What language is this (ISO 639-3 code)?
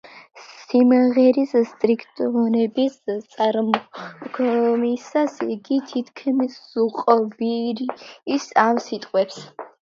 kat